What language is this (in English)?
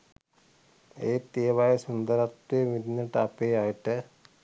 Sinhala